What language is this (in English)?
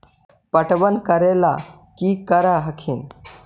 Magahi